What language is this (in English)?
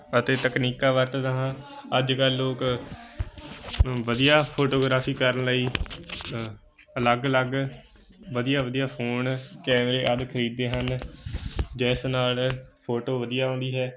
Punjabi